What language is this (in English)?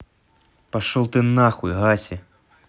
Russian